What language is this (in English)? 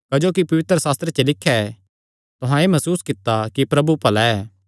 Kangri